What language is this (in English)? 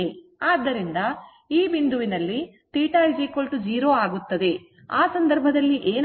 Kannada